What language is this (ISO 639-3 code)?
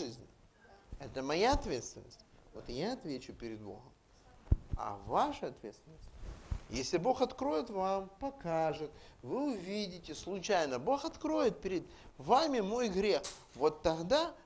rus